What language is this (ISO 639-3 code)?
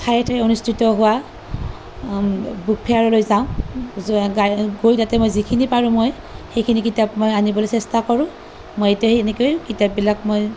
asm